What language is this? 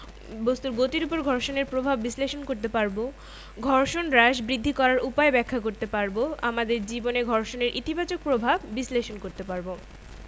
Bangla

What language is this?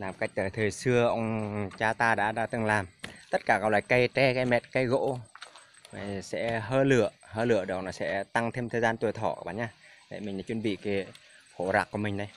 Vietnamese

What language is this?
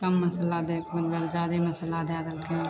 Maithili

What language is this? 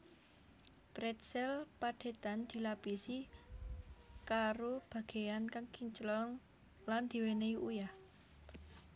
Javanese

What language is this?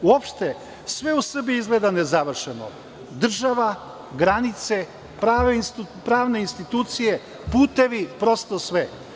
Serbian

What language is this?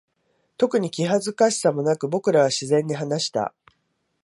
Japanese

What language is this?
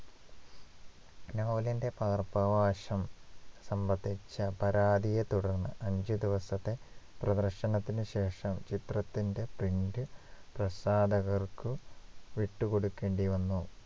Malayalam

